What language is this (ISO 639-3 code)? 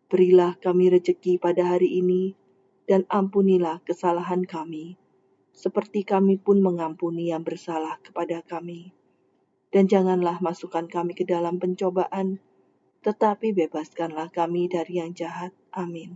ind